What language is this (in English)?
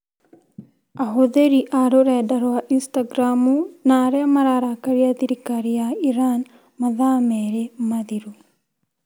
Kikuyu